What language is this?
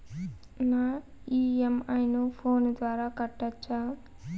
Telugu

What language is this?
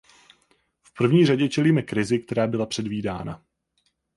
Czech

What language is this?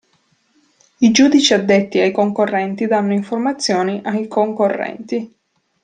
Italian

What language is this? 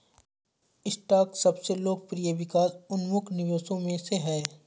Hindi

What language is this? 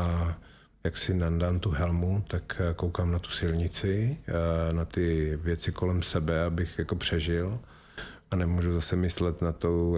Czech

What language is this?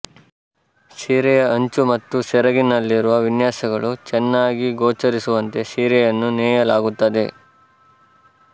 Kannada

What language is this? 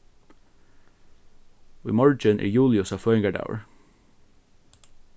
Faroese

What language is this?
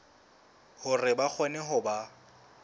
Southern Sotho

